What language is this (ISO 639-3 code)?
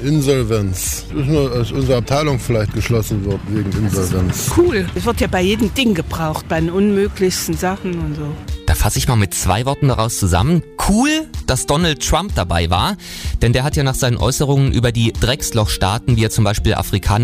deu